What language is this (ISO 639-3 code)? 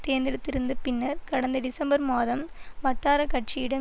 tam